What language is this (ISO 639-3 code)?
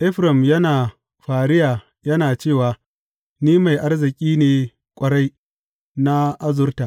hau